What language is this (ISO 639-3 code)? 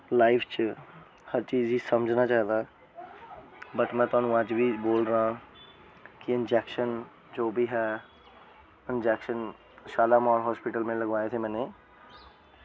doi